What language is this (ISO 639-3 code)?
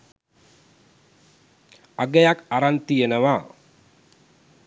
sin